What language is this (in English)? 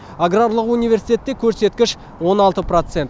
Kazakh